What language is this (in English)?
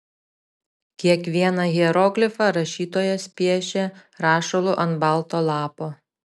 Lithuanian